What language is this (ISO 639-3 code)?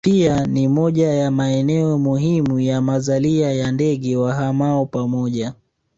swa